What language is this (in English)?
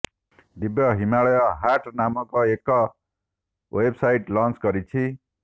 Odia